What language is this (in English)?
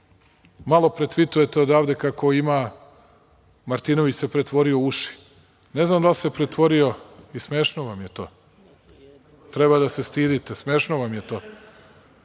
Serbian